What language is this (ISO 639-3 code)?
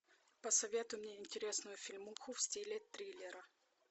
rus